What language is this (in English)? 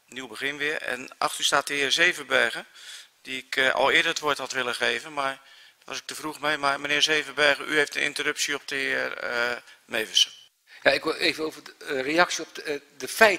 Dutch